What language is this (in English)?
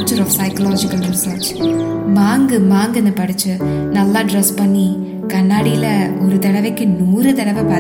Tamil